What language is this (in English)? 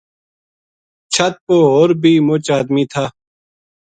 Gujari